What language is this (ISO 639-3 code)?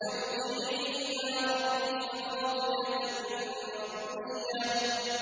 ara